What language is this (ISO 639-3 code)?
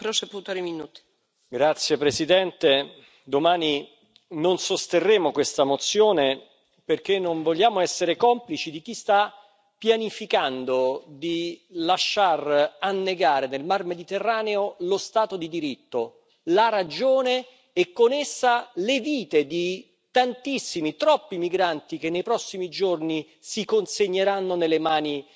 ita